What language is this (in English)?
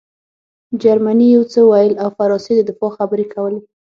Pashto